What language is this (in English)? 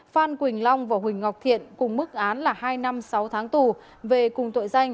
Vietnamese